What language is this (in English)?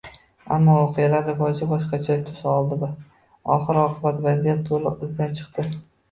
Uzbek